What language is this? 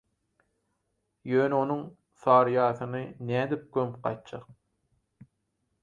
Turkmen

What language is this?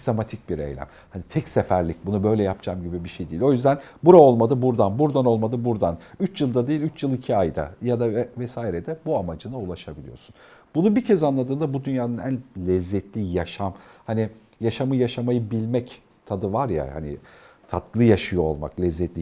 Turkish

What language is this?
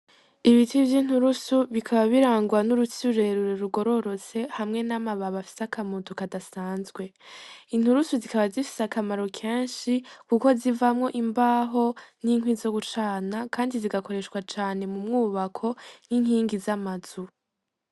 Rundi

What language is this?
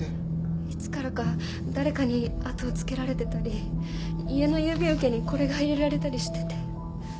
Japanese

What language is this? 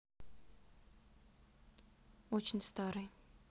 Russian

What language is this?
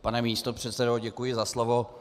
Czech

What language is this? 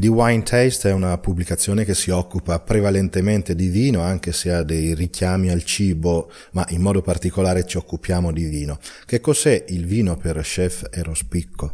Italian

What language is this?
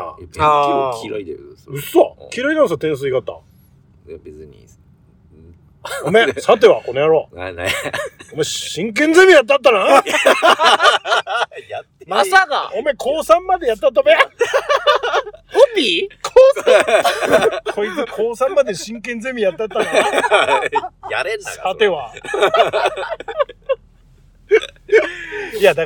Japanese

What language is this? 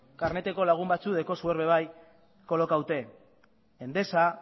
Basque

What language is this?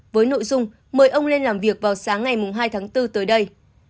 Vietnamese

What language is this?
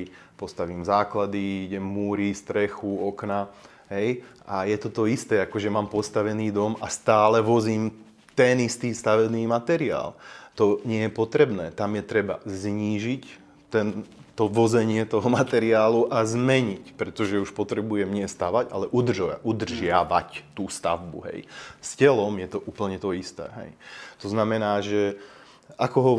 Slovak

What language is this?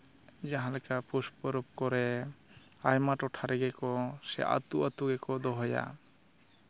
Santali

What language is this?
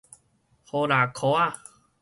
Min Nan Chinese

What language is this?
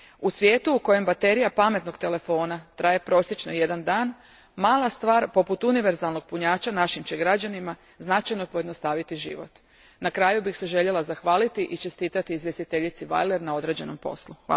Croatian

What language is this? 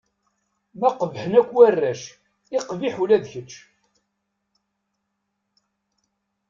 Kabyle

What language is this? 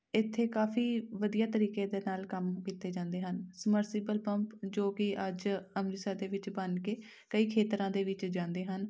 Punjabi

